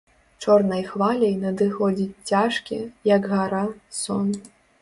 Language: Belarusian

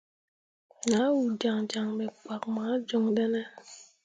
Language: Mundang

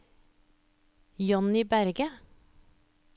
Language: Norwegian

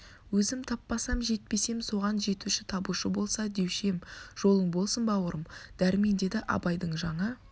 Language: Kazakh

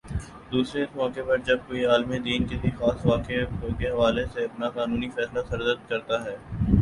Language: Urdu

